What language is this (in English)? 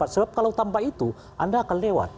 Indonesian